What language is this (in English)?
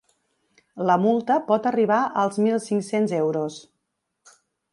Catalan